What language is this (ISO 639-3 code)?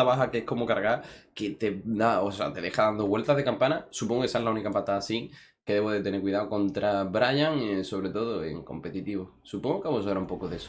spa